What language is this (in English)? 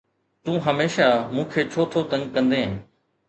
Sindhi